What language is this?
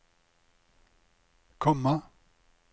Norwegian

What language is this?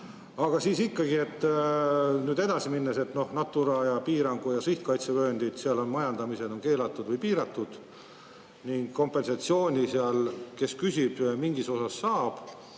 Estonian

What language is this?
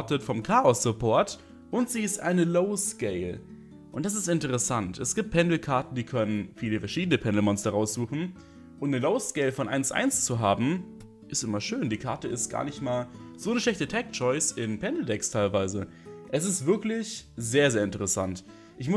German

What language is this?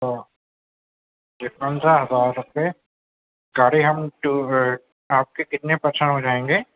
Urdu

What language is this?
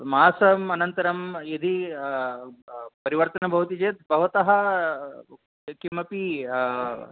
Sanskrit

